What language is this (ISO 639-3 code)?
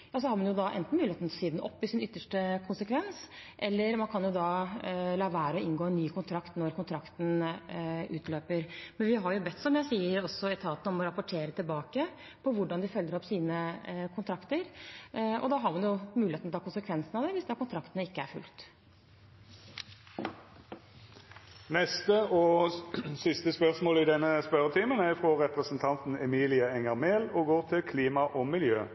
nob